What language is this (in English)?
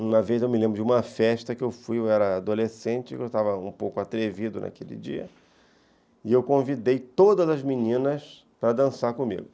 Portuguese